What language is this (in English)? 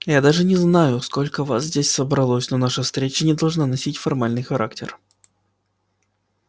Russian